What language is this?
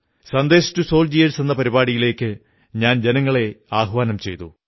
Malayalam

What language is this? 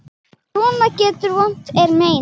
Icelandic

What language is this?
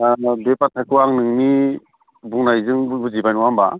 Bodo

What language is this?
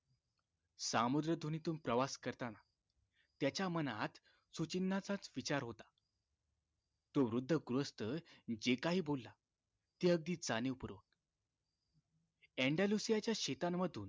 Marathi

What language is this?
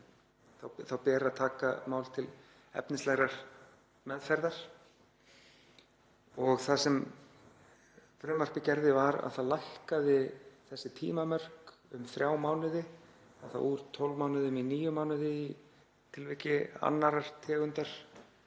Icelandic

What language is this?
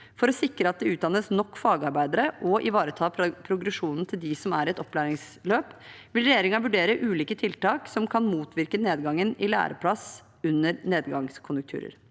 Norwegian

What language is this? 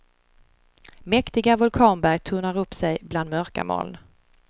Swedish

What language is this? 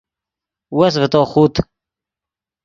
Yidgha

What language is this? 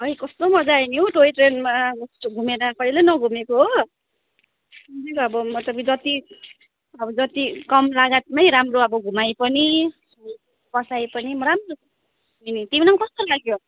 Nepali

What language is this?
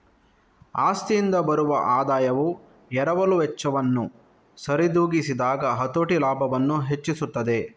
Kannada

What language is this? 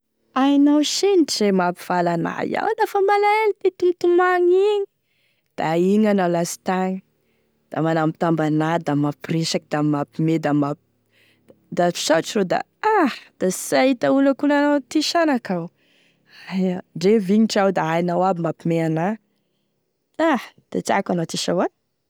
Tesaka Malagasy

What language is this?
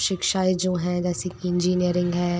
Hindi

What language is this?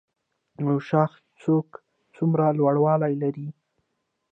Pashto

